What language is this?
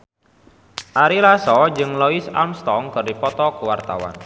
Sundanese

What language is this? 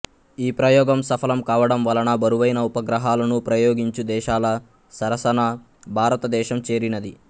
Telugu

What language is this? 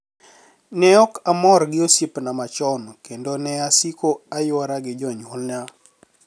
Luo (Kenya and Tanzania)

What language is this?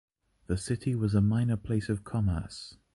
English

